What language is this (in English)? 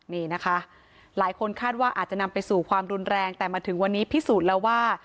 Thai